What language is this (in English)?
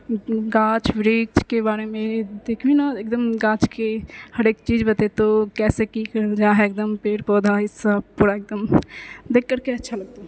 Maithili